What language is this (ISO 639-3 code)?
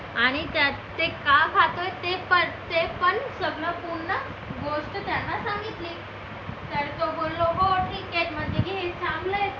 mar